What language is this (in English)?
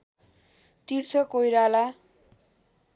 Nepali